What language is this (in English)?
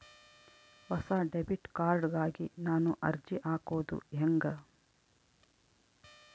Kannada